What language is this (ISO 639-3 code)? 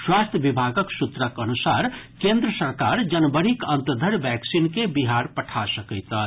mai